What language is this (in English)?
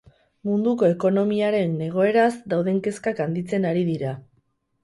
Basque